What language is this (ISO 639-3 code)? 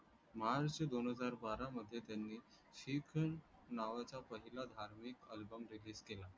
mar